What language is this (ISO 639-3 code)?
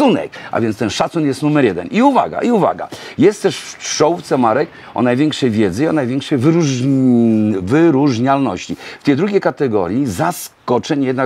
pol